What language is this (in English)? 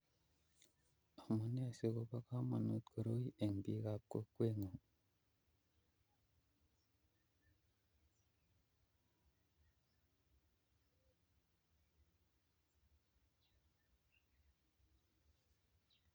Kalenjin